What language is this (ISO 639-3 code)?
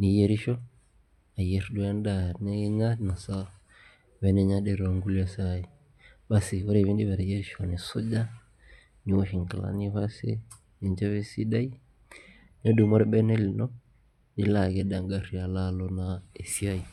mas